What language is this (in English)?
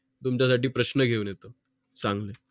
Marathi